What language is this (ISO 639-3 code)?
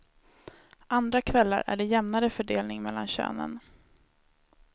swe